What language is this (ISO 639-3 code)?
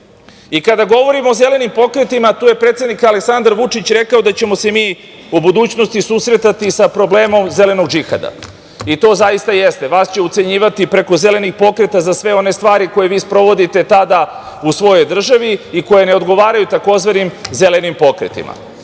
srp